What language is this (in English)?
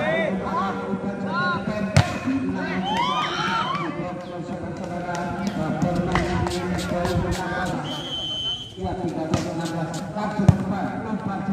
Indonesian